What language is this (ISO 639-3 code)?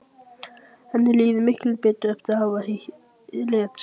isl